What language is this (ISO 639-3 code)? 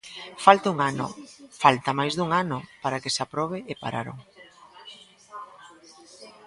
glg